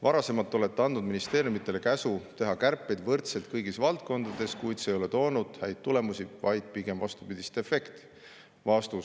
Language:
Estonian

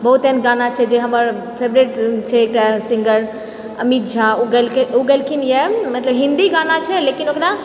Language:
Maithili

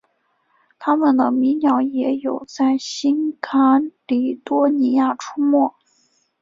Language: Chinese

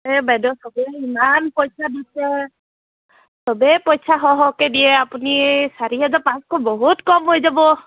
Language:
Assamese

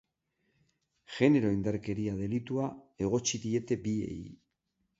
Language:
Basque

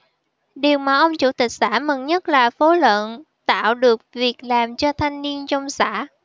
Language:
Vietnamese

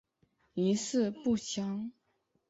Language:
Chinese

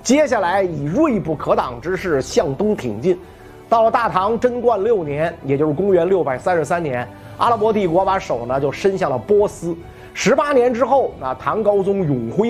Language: Chinese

